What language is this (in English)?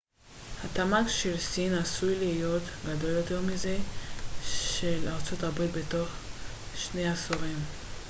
Hebrew